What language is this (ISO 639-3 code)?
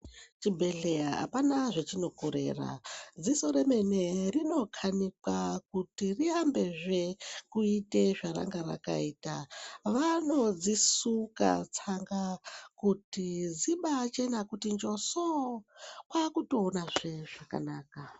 ndc